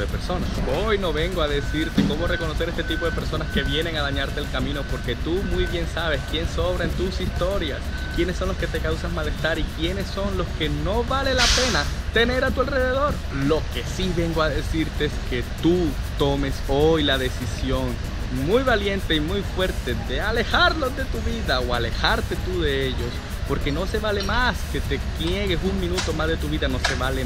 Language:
Spanish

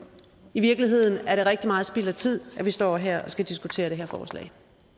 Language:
Danish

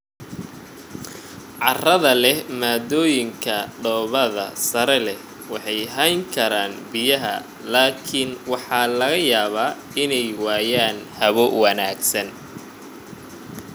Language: Somali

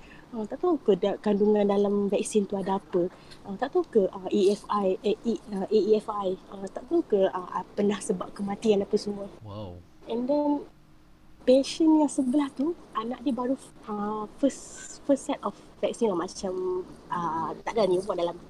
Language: Malay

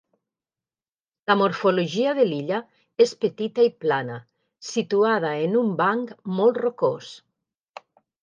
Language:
Catalan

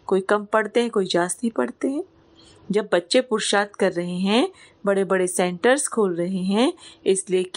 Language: Hindi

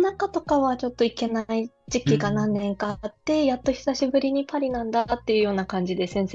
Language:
Japanese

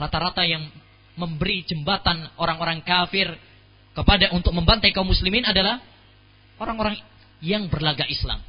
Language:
Malay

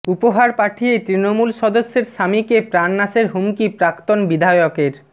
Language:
Bangla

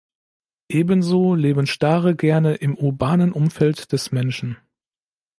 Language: German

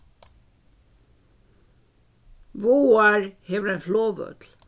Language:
Faroese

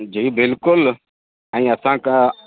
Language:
Sindhi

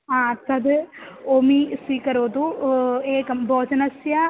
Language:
Sanskrit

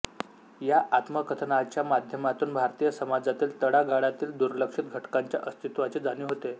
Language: Marathi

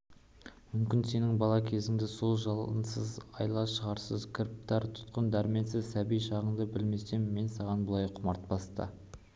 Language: Kazakh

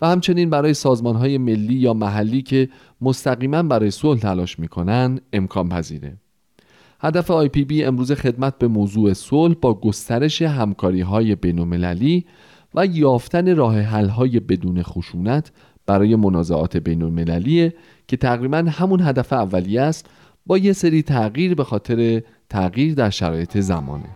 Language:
Persian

